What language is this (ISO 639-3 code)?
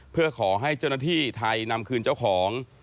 tha